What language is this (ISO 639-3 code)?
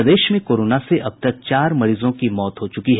hin